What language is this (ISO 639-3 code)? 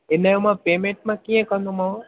snd